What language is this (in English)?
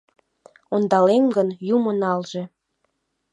Mari